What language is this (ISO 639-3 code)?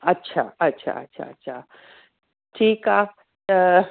snd